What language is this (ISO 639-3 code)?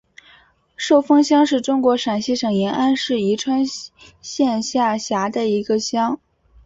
zho